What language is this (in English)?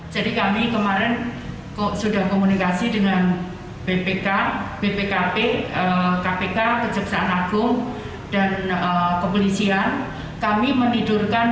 Indonesian